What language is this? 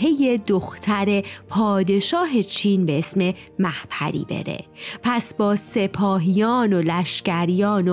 Persian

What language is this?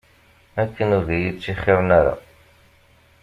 Kabyle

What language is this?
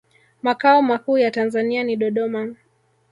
Swahili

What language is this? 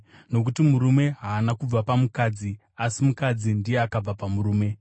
Shona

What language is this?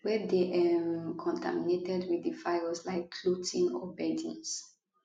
Nigerian Pidgin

